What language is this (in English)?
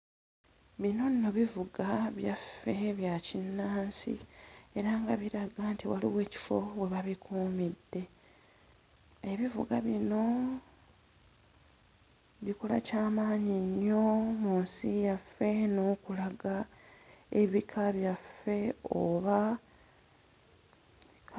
Ganda